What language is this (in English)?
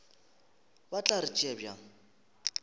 Northern Sotho